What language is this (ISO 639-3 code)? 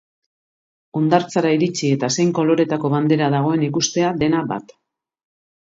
eus